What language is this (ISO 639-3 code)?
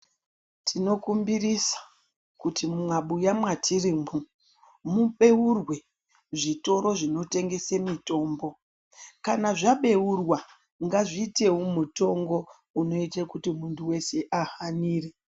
ndc